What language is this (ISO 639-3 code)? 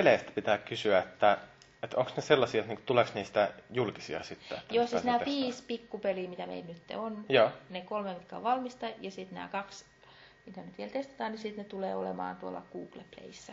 fin